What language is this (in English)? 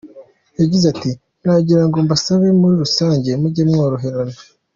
Kinyarwanda